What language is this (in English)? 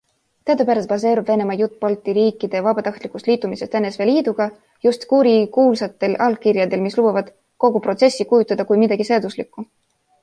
Estonian